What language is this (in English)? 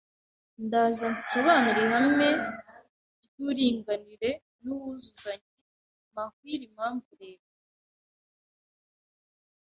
Kinyarwanda